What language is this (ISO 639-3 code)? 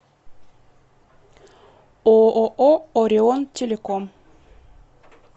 rus